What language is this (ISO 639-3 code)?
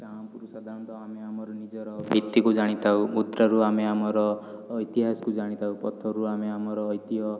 ori